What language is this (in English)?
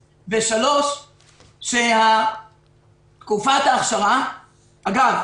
Hebrew